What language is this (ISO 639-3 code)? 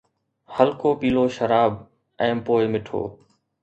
snd